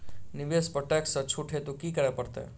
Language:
Maithili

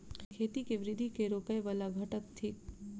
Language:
Maithili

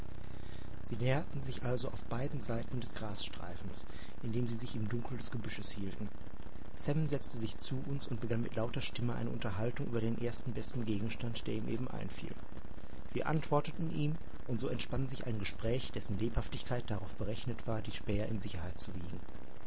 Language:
German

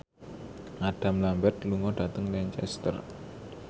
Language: Javanese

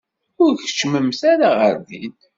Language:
Kabyle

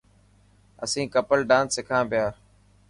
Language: Dhatki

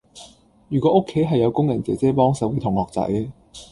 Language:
Cantonese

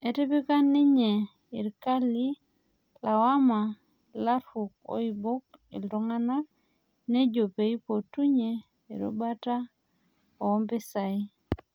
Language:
Masai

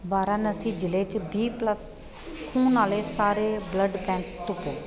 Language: Dogri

